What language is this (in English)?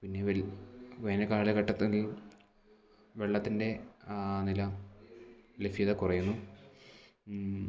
Malayalam